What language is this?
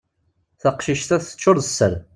Kabyle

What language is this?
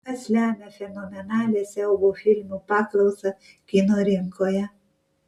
Lithuanian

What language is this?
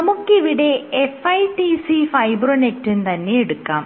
Malayalam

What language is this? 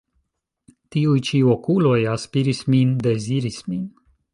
Esperanto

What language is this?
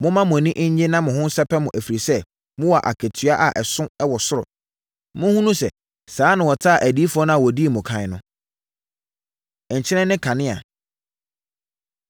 Akan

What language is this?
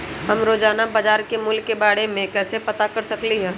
Magahi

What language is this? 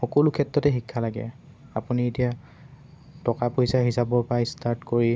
Assamese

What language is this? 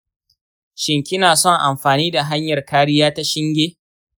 Hausa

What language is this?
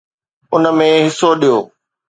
Sindhi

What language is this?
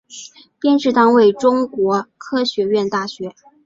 Chinese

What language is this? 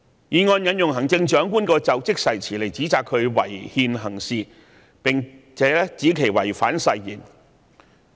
Cantonese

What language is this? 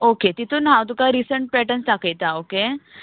Konkani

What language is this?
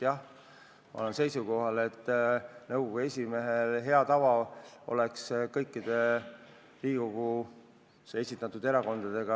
Estonian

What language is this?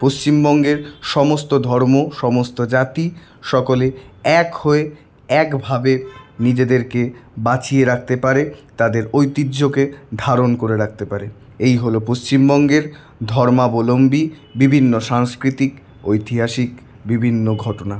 Bangla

